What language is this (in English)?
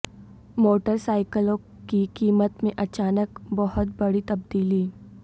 Urdu